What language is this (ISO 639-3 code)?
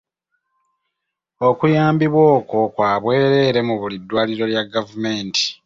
lug